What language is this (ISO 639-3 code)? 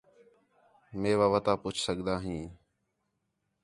xhe